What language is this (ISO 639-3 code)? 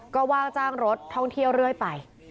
tha